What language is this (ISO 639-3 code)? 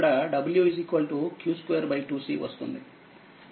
tel